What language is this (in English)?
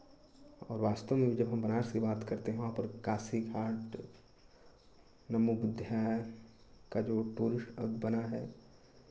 Hindi